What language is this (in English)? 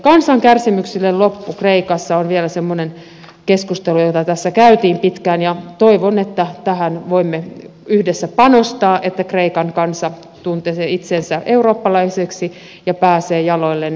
Finnish